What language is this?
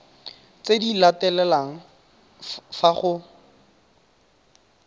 Tswana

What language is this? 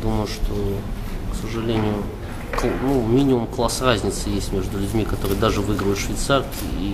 Russian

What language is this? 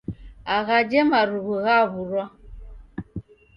Taita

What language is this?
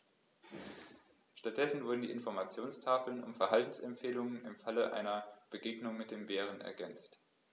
German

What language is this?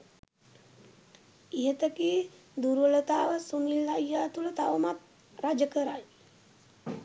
Sinhala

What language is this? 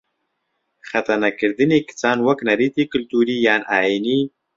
Central Kurdish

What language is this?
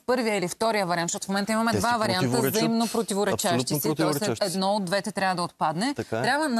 Bulgarian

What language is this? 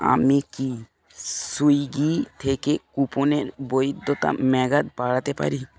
Bangla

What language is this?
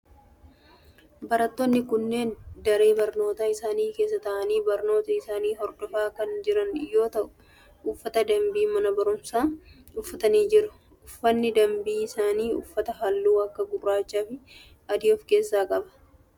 Oromo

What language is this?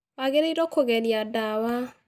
Kikuyu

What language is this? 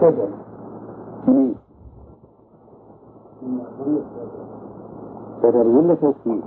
Arabic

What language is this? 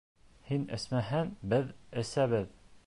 Bashkir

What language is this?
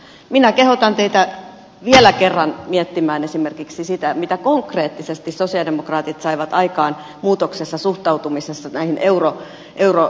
Finnish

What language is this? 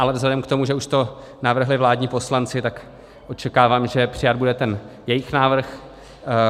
Czech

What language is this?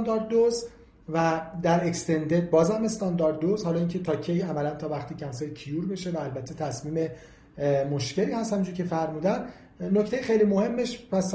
Persian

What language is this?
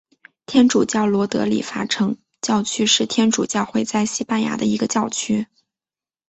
Chinese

